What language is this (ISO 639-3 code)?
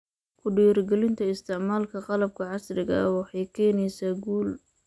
som